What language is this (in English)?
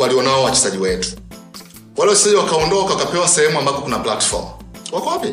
Swahili